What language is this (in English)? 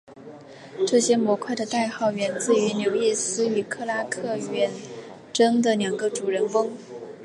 Chinese